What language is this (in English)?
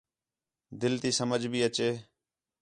Khetrani